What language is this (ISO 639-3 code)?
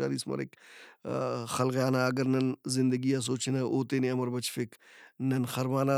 brh